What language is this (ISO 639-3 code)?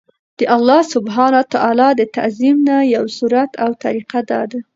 pus